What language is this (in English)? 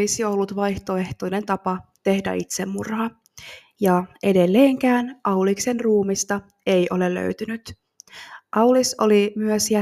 Finnish